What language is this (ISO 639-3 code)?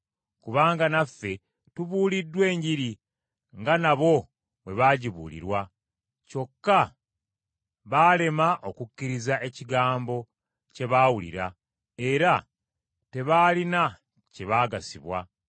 lug